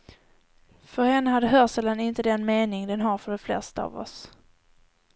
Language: Swedish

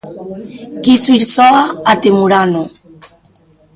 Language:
Galician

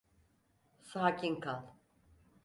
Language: Turkish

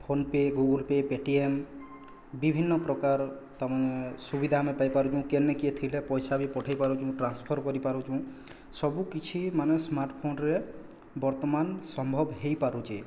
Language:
Odia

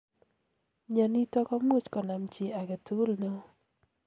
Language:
Kalenjin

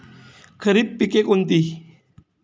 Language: Marathi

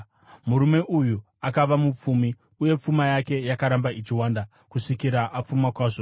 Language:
Shona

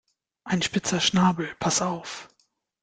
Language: German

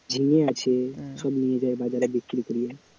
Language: Bangla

